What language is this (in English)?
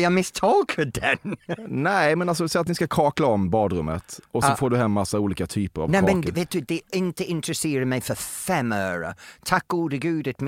Swedish